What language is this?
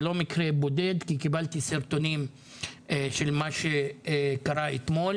Hebrew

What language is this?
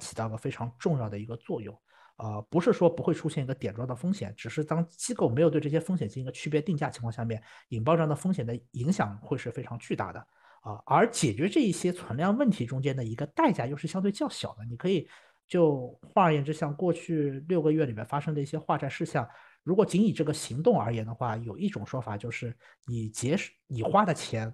Chinese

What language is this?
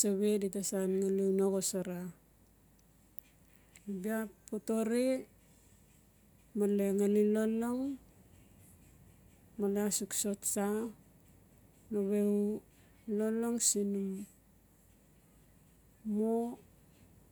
Notsi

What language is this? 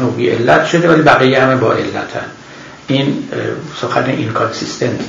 Persian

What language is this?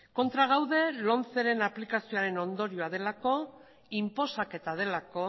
Basque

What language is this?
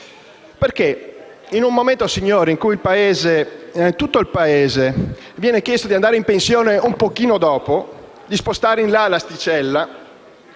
Italian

